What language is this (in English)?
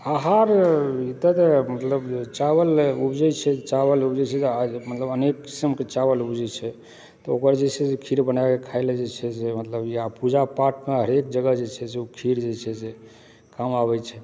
Maithili